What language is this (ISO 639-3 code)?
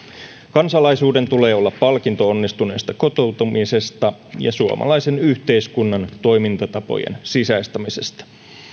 fin